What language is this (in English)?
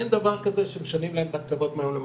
Hebrew